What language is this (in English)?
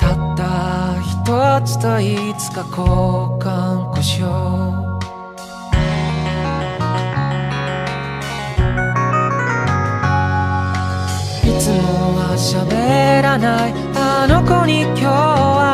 Korean